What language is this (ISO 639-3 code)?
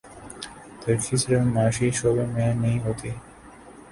urd